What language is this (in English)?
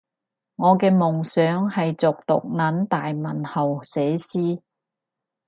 Cantonese